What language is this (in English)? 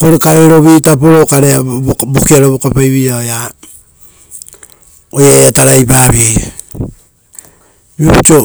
Rotokas